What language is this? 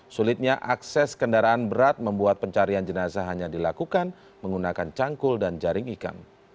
Indonesian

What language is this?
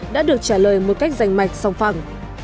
Vietnamese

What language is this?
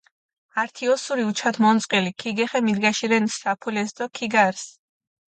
Mingrelian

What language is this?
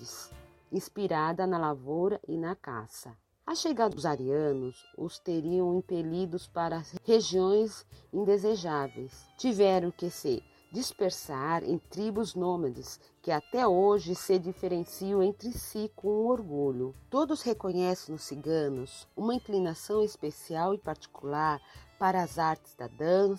Portuguese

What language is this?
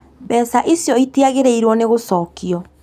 Kikuyu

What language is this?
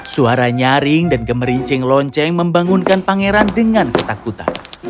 Indonesian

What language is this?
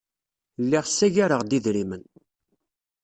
Kabyle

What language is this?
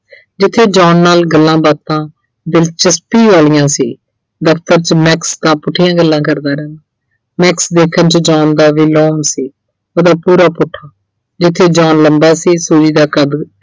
Punjabi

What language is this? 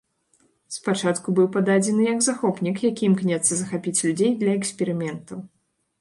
Belarusian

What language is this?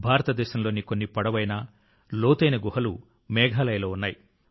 Telugu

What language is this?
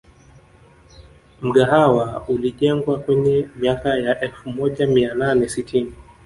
Swahili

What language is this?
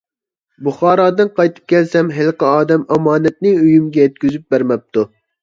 Uyghur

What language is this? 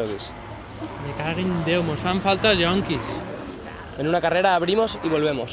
Spanish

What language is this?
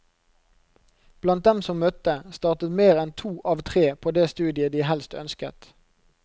Norwegian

